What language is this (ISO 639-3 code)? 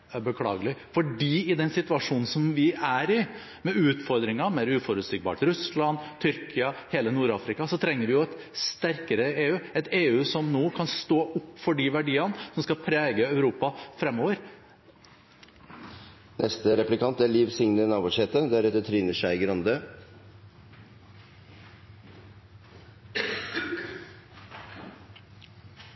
nor